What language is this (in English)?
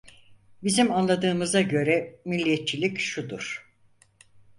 Turkish